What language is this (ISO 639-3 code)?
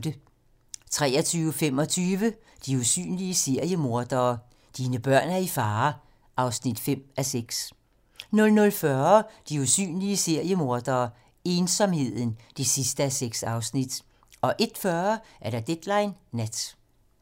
dan